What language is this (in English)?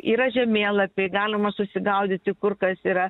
Lithuanian